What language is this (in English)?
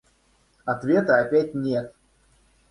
Russian